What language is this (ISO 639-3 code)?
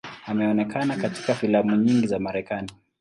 swa